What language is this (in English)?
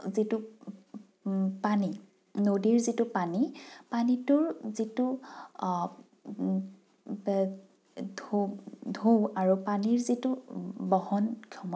Assamese